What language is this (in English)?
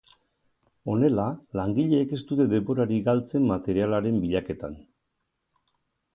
Basque